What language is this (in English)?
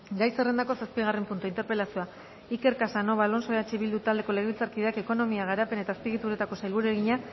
Basque